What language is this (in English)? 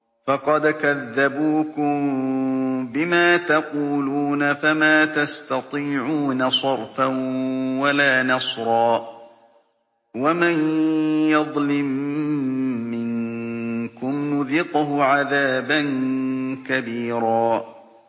Arabic